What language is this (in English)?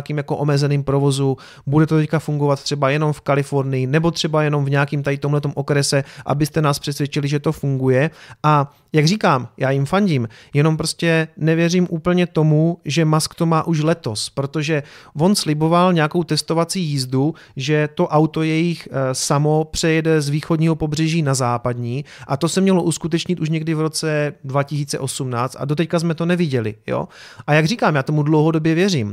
Czech